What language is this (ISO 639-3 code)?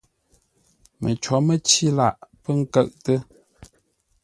nla